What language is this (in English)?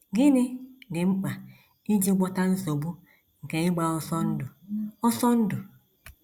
Igbo